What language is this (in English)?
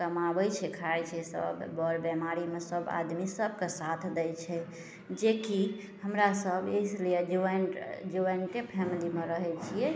Maithili